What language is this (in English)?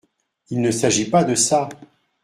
French